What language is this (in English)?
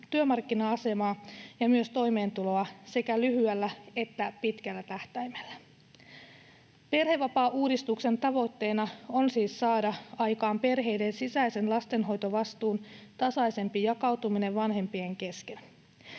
Finnish